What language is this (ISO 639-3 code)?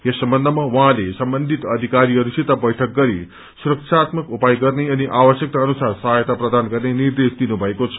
nep